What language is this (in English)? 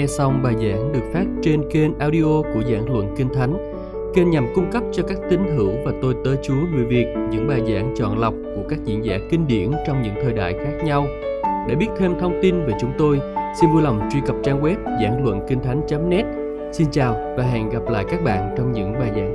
Vietnamese